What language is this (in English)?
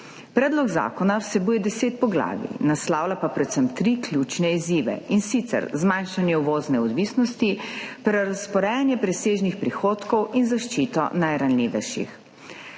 Slovenian